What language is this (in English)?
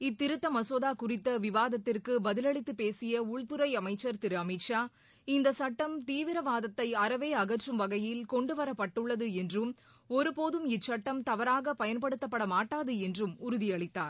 Tamil